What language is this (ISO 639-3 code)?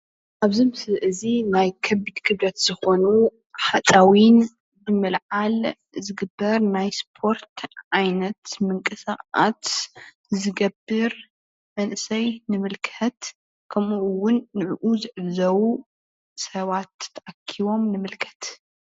tir